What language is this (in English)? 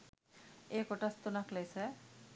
Sinhala